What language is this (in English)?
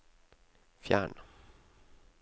Norwegian